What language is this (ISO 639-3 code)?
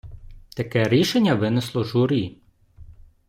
ukr